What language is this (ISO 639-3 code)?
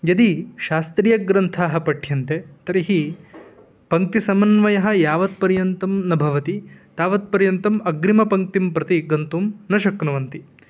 san